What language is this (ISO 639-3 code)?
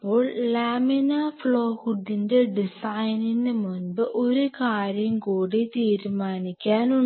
mal